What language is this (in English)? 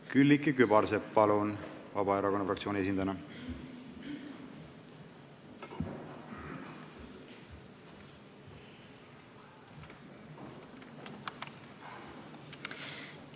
Estonian